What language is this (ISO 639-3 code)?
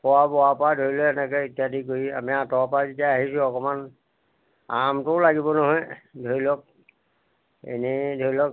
asm